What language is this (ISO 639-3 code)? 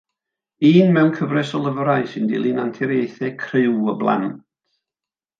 cym